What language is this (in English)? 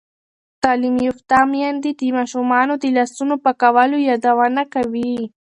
Pashto